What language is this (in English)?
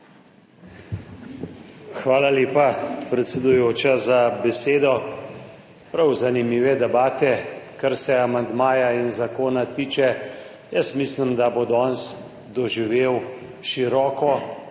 Slovenian